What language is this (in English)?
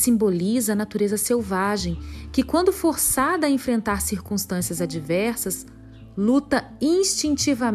Portuguese